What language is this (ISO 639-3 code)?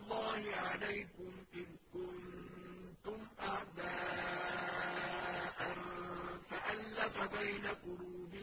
ara